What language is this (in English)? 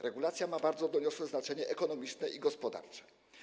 Polish